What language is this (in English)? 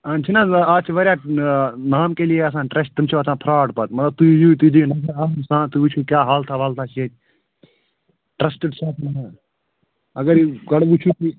Kashmiri